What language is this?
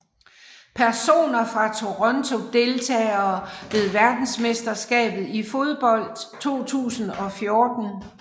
Danish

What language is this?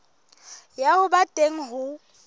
Southern Sotho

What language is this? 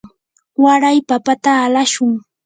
Yanahuanca Pasco Quechua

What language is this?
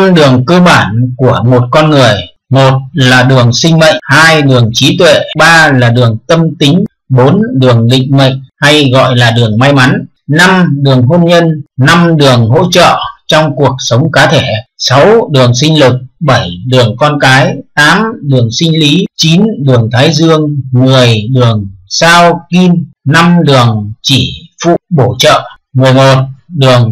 Vietnamese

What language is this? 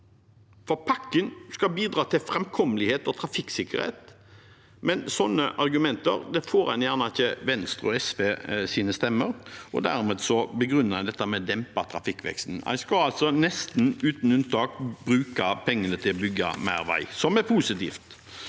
Norwegian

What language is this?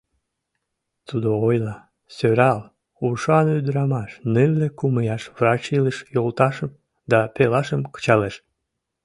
Mari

